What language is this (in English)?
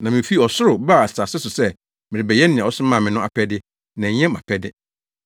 Akan